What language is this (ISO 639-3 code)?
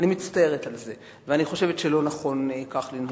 heb